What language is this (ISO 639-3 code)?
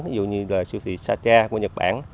vie